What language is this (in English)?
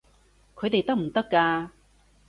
Cantonese